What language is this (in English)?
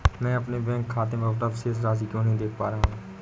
Hindi